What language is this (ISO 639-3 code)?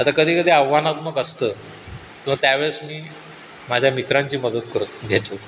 mar